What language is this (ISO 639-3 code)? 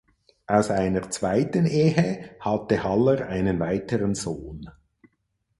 deu